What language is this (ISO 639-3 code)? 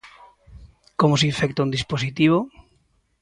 glg